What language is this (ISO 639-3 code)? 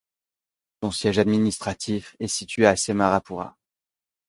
fra